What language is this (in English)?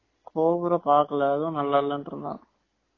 Tamil